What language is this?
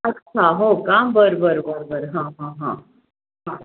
Marathi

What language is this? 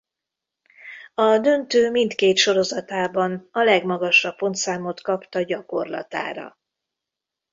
Hungarian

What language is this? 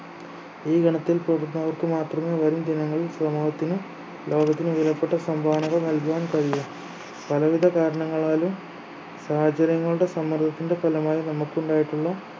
Malayalam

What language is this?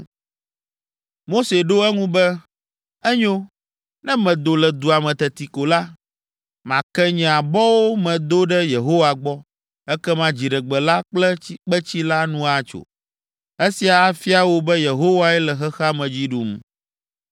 Ewe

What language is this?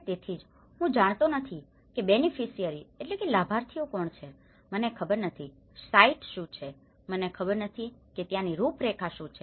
Gujarati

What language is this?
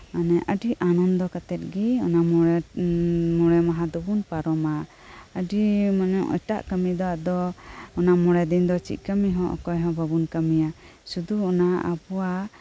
Santali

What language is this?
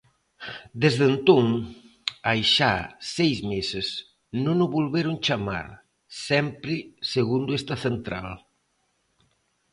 Galician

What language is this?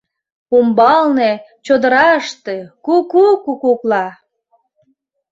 Mari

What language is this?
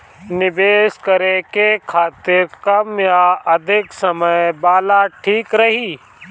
Bhojpuri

